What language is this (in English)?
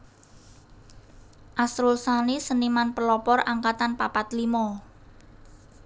Javanese